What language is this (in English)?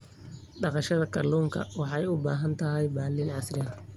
Somali